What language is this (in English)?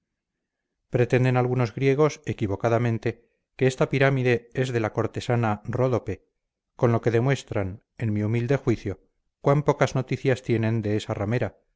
Spanish